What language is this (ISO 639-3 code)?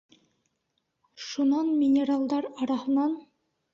bak